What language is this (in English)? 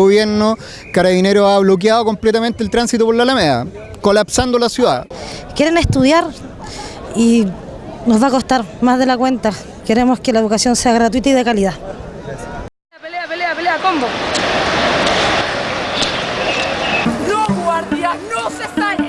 Spanish